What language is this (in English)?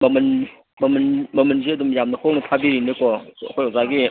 Manipuri